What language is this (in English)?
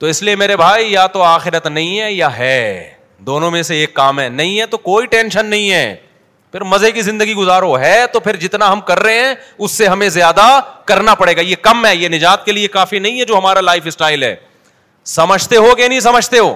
Urdu